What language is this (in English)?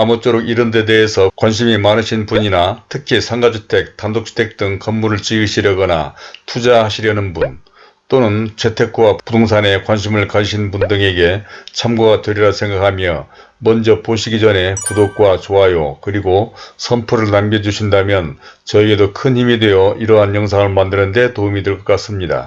Korean